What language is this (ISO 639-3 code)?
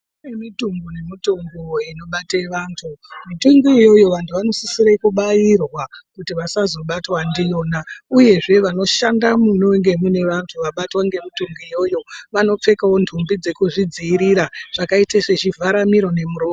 ndc